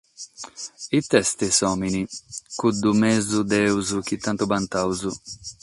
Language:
Sardinian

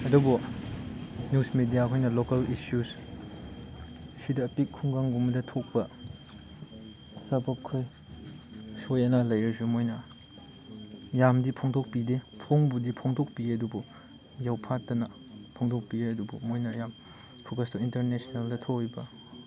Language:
Manipuri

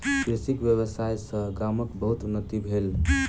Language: Maithili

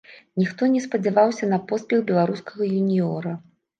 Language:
Belarusian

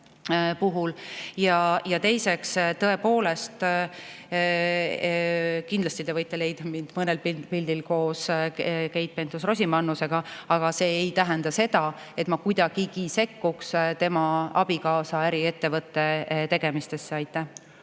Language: Estonian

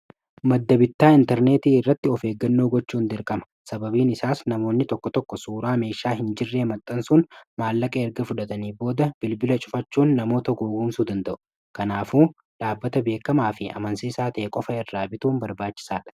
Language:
Oromo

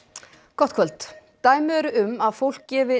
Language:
Icelandic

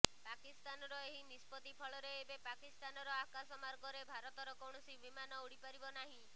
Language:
Odia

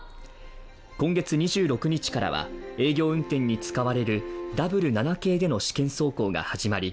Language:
Japanese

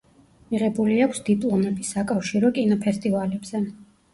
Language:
Georgian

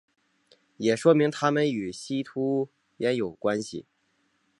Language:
Chinese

